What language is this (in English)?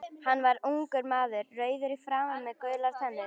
Icelandic